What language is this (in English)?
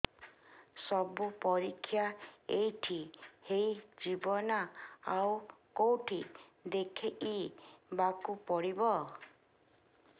Odia